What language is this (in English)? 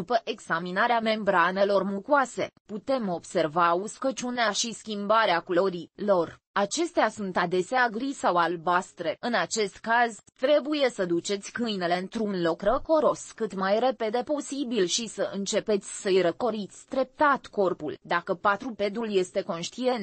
Romanian